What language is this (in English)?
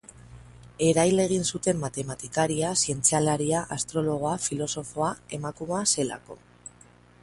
Basque